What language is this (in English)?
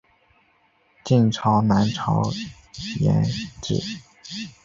Chinese